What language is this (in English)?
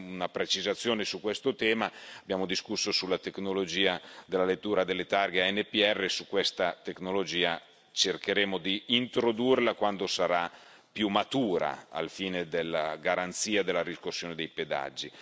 Italian